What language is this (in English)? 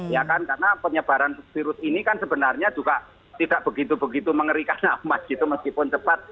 Indonesian